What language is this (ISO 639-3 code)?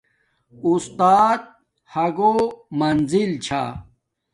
dmk